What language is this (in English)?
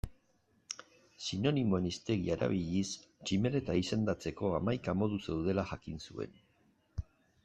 Basque